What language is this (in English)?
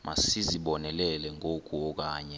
Xhosa